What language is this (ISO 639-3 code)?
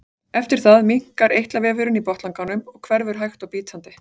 isl